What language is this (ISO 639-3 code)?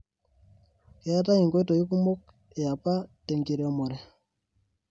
mas